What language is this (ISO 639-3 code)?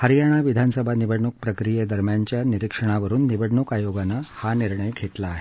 mar